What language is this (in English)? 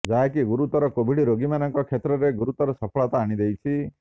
Odia